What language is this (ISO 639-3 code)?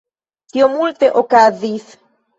epo